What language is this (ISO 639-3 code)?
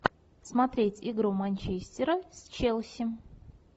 rus